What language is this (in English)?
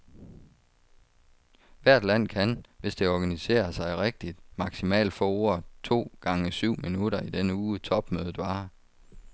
Danish